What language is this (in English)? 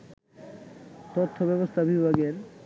Bangla